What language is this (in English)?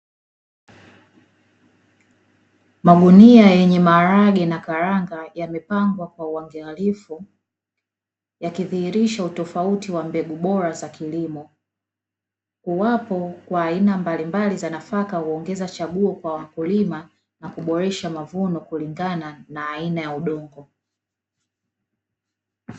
Swahili